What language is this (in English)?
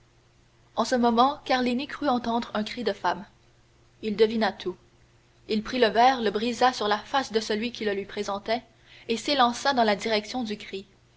French